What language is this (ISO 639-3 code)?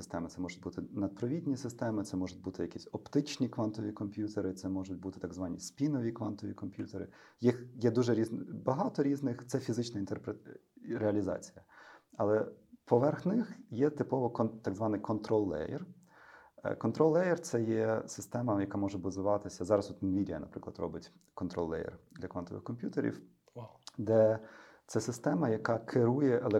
ukr